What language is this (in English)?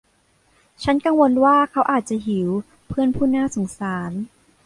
Thai